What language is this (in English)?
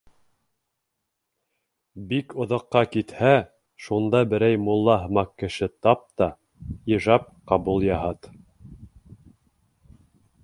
Bashkir